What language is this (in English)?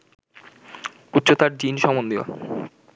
Bangla